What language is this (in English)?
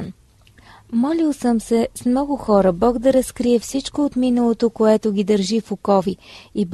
Bulgarian